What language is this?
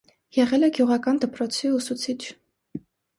Armenian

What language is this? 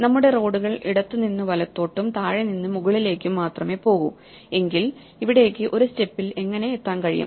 Malayalam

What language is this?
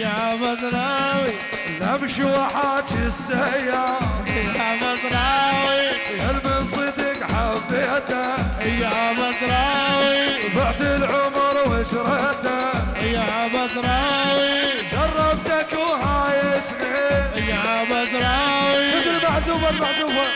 Arabic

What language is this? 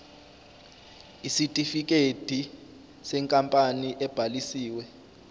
Zulu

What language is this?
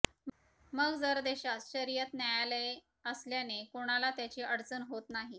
Marathi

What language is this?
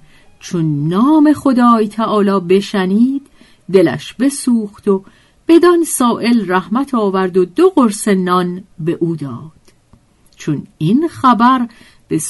Persian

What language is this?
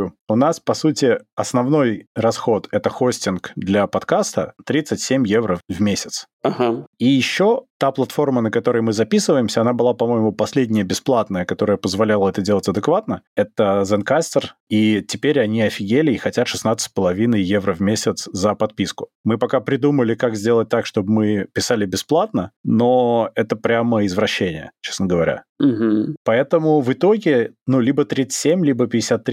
Russian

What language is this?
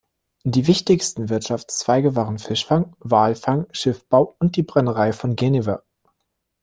German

